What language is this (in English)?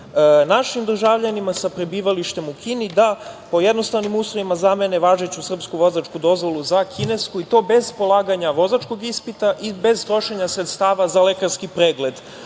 Serbian